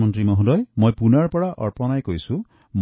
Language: Assamese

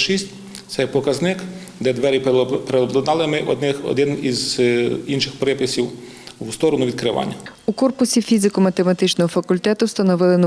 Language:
Ukrainian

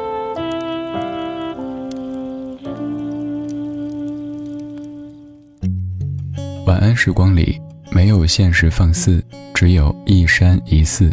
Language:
Chinese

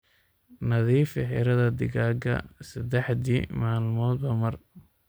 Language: Somali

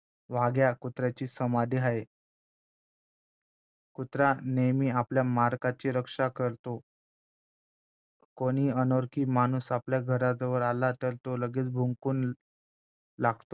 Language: Marathi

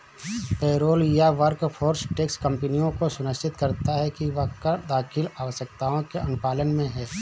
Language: Hindi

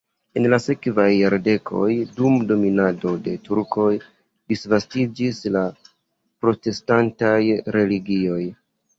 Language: Esperanto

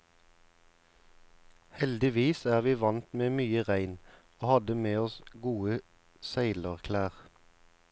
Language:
Norwegian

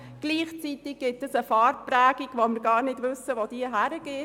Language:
Swiss German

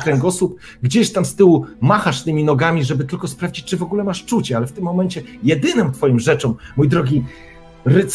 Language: Polish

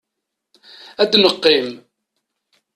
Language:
Kabyle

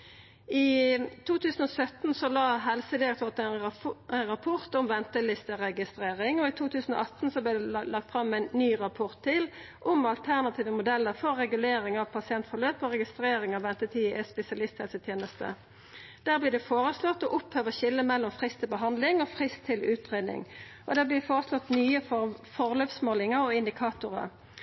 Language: Norwegian Nynorsk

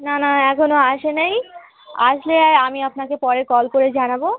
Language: Bangla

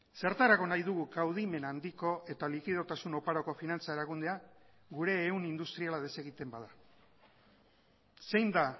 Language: Basque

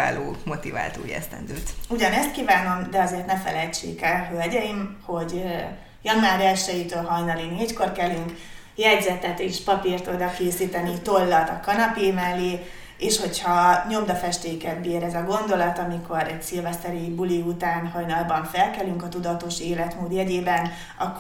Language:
Hungarian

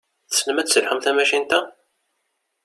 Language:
Kabyle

